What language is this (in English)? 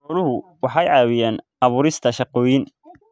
Somali